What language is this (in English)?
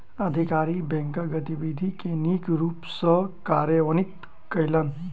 Maithili